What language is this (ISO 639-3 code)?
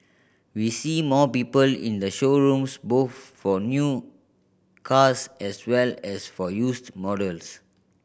eng